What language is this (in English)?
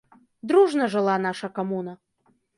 Belarusian